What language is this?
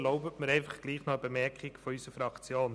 Swiss German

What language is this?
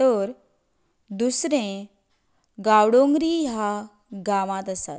Konkani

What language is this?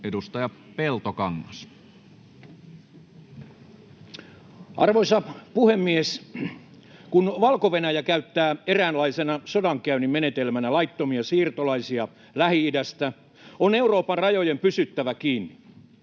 Finnish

